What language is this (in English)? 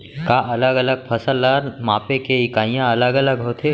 Chhattisgarhi